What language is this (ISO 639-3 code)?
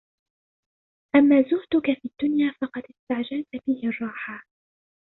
ara